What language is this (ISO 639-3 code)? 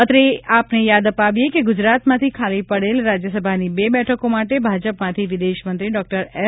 guj